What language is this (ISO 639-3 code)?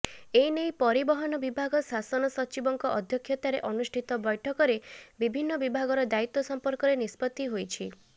ori